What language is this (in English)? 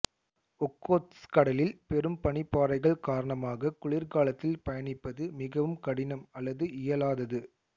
Tamil